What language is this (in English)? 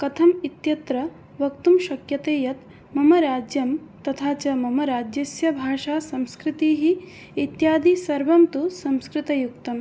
Sanskrit